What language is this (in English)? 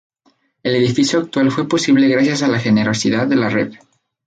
Spanish